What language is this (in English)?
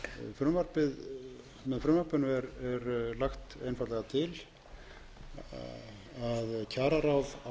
Icelandic